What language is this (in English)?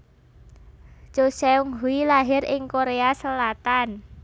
Javanese